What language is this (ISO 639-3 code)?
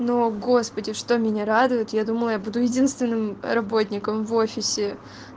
rus